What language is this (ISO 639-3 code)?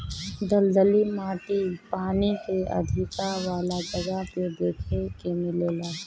bho